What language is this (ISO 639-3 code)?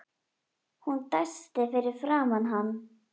isl